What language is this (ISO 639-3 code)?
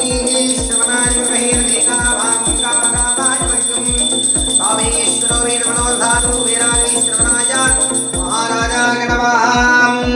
tam